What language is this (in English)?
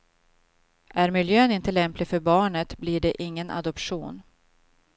Swedish